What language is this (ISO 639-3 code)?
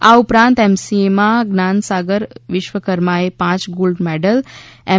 guj